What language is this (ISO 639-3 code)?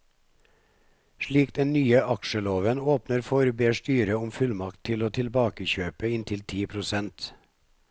nor